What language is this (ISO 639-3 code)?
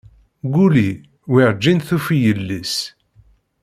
kab